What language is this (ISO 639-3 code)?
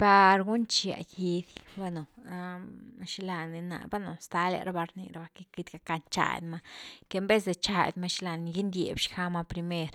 ztu